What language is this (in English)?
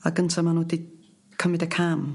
Welsh